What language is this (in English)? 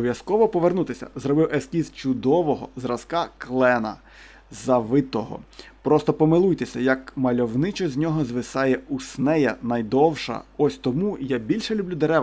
Ukrainian